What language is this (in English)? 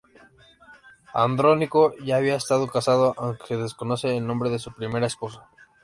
Spanish